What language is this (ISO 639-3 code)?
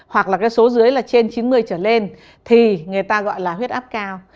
vie